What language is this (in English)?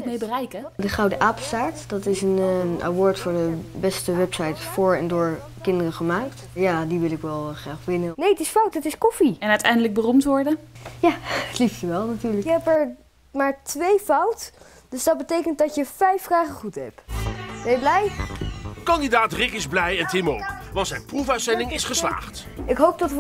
Dutch